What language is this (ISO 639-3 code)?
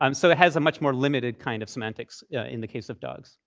eng